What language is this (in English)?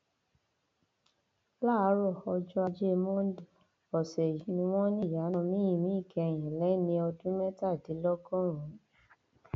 Yoruba